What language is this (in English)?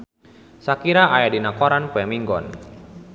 Sundanese